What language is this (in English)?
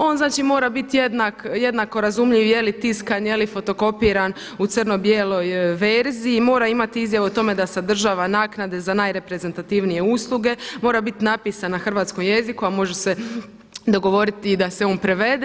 Croatian